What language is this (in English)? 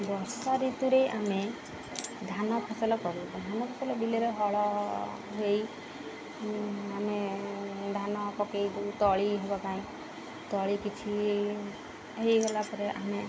Odia